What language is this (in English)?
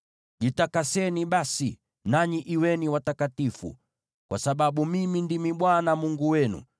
Swahili